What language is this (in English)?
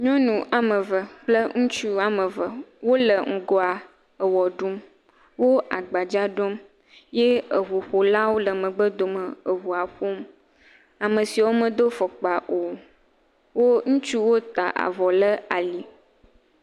Ewe